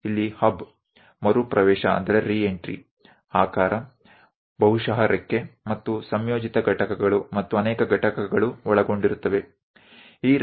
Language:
Gujarati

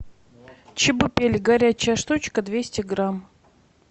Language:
Russian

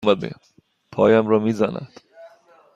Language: Persian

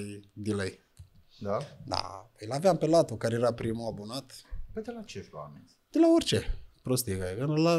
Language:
Romanian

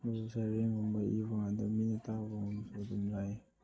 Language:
Manipuri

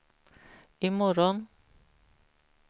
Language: Swedish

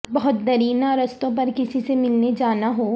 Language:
Urdu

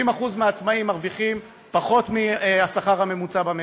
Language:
Hebrew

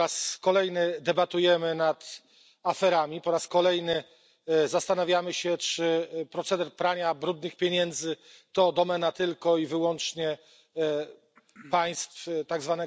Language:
Polish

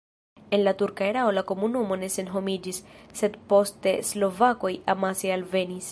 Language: Esperanto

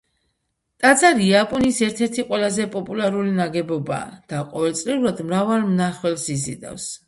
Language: Georgian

